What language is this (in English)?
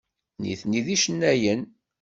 Kabyle